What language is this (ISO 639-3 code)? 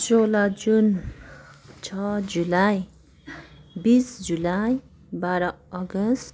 nep